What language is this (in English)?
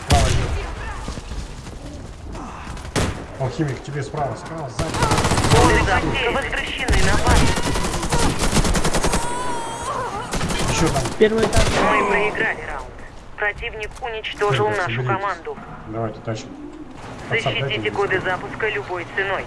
Russian